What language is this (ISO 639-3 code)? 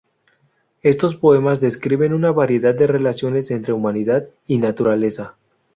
spa